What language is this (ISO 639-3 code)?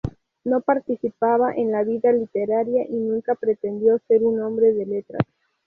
spa